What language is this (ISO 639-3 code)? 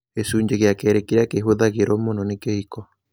kik